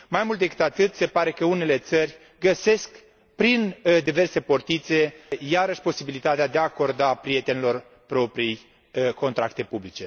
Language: Romanian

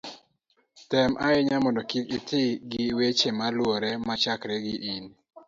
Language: Luo (Kenya and Tanzania)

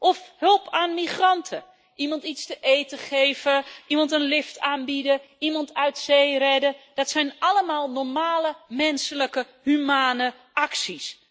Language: Dutch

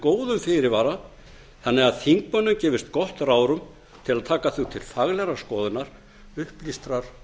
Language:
Icelandic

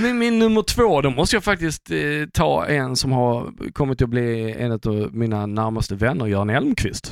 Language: Swedish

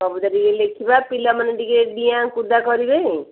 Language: Odia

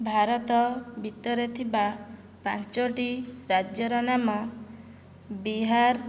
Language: Odia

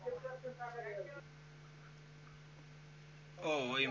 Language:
Bangla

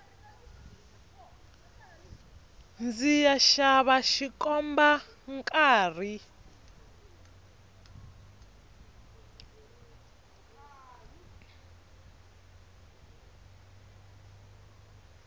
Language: Tsonga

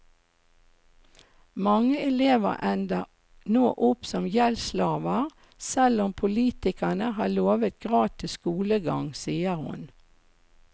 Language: Norwegian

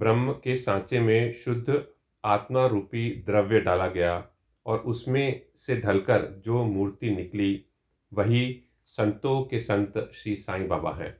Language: Hindi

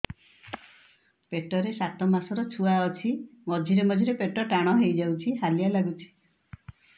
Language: Odia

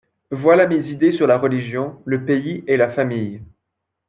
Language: French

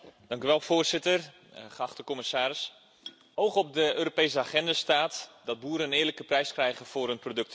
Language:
Dutch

